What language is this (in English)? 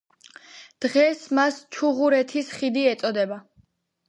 Georgian